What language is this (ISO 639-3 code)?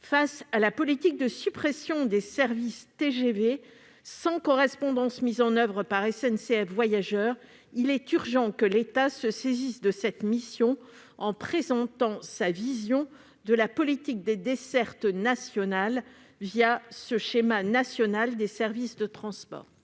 fra